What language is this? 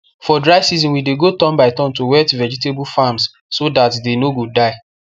Nigerian Pidgin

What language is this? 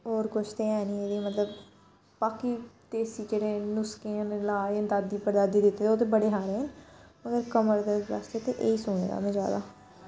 Dogri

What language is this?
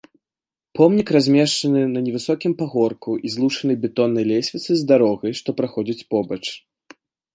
Belarusian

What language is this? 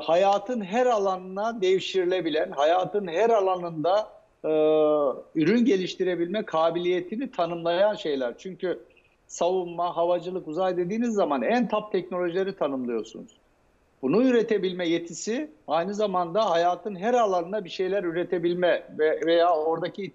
Turkish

